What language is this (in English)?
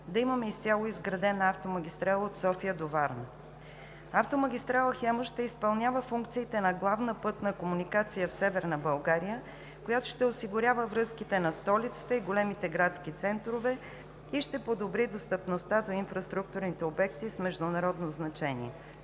Bulgarian